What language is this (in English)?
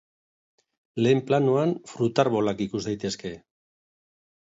Basque